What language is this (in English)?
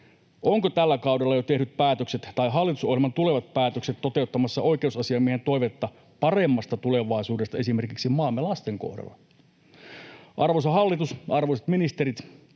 Finnish